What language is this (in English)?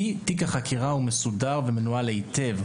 Hebrew